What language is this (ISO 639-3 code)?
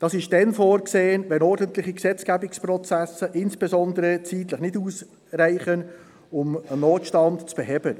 gsw